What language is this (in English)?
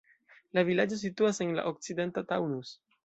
Esperanto